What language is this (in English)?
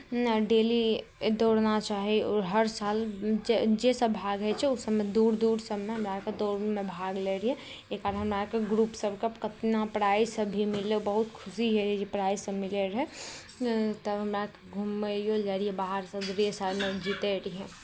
Maithili